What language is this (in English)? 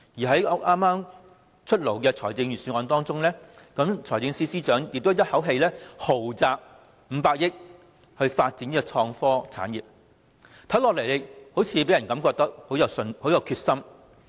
Cantonese